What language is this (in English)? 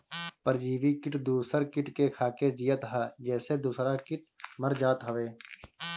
Bhojpuri